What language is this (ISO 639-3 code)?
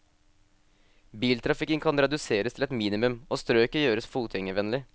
nor